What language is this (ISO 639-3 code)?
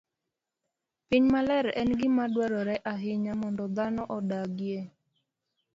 luo